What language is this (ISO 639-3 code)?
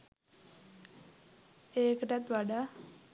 sin